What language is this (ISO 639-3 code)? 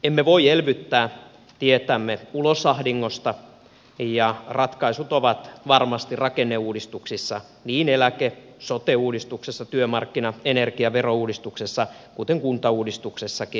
fin